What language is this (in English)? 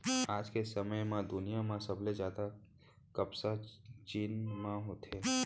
Chhattisgarhi